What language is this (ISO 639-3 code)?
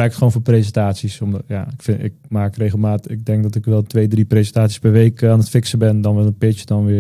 nld